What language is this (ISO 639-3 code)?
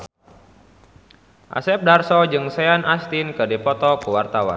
sun